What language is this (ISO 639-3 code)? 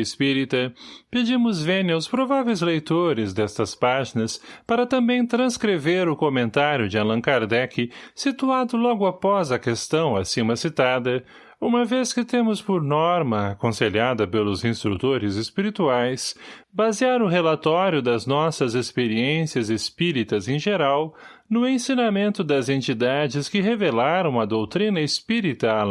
por